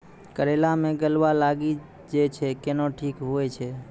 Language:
Maithili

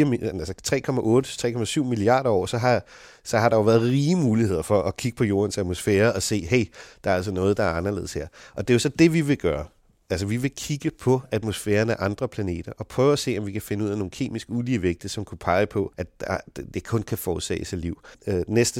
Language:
Danish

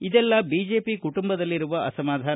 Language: Kannada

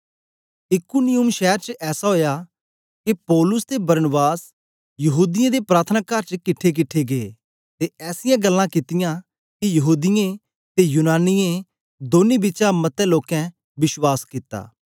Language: Dogri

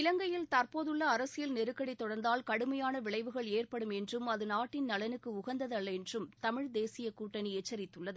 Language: Tamil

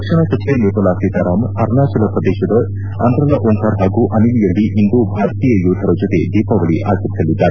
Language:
Kannada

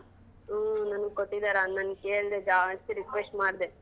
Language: Kannada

